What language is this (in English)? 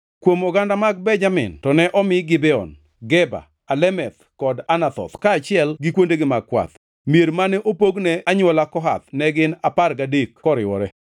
Luo (Kenya and Tanzania)